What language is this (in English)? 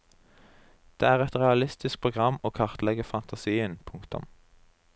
Norwegian